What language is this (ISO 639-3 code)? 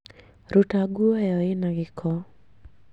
kik